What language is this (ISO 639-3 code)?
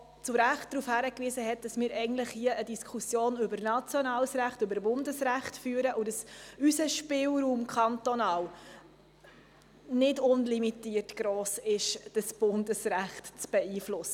gsw